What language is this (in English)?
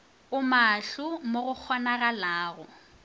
Northern Sotho